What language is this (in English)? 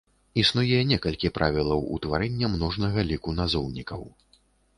Belarusian